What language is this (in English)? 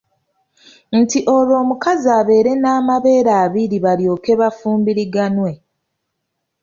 Ganda